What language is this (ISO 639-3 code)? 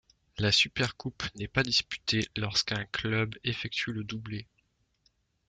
fra